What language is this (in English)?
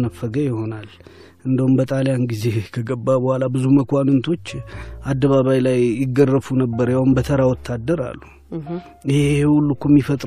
Amharic